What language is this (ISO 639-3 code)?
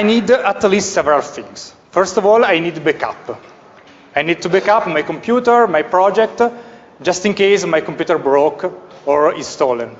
eng